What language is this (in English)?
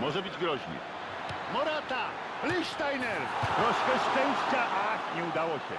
Polish